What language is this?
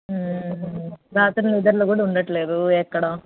Telugu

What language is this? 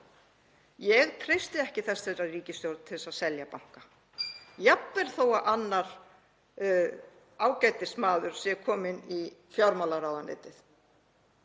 Icelandic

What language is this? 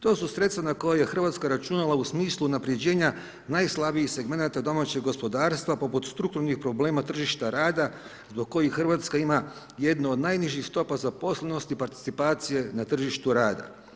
Croatian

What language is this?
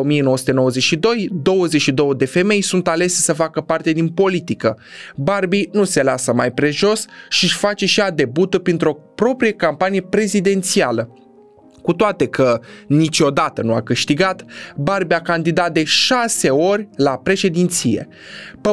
Romanian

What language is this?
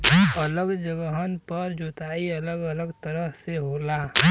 Bhojpuri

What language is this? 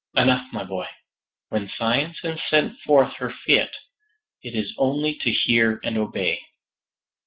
English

